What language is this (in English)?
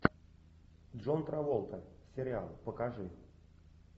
Russian